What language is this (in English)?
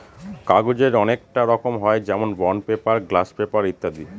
Bangla